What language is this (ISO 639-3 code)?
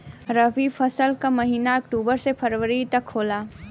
bho